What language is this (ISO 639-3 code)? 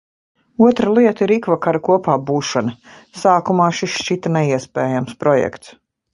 lav